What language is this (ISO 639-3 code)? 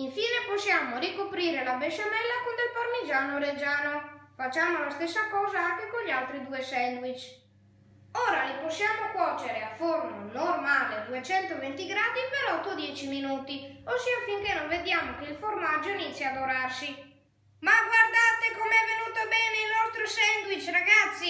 ita